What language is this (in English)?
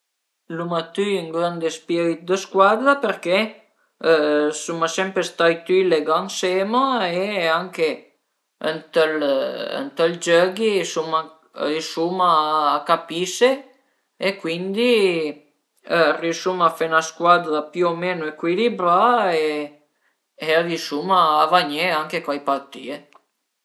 Piedmontese